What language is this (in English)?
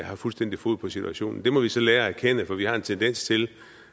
Danish